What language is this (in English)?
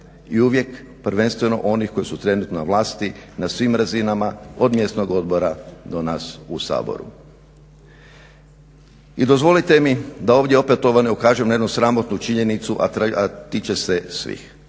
Croatian